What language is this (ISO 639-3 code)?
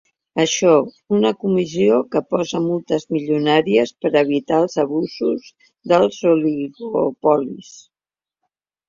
cat